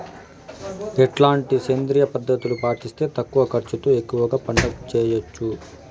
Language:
Telugu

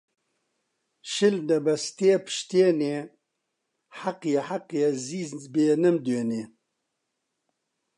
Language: Central Kurdish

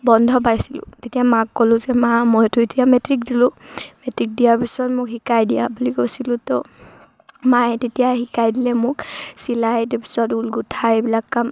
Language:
Assamese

